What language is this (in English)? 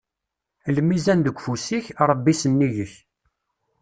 Kabyle